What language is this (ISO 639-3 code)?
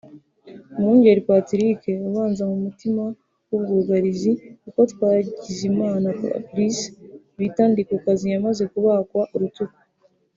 kin